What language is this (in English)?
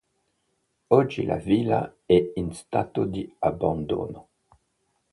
Italian